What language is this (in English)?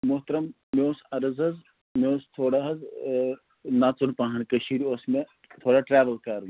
Kashmiri